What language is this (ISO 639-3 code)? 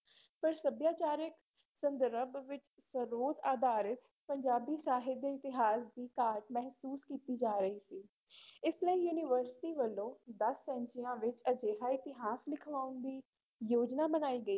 pan